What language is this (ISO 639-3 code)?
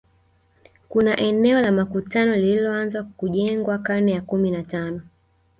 swa